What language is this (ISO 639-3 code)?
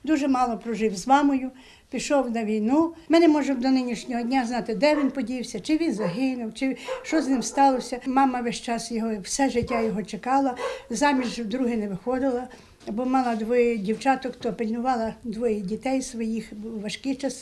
ukr